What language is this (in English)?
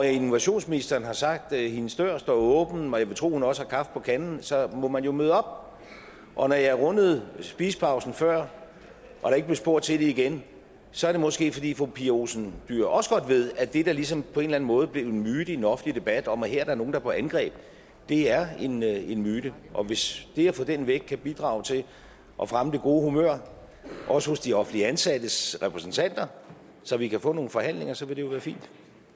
Danish